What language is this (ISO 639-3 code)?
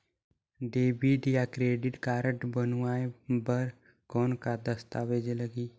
hne